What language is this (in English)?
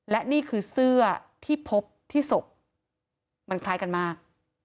Thai